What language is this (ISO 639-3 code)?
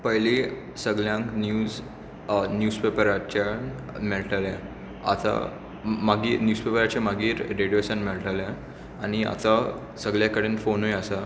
kok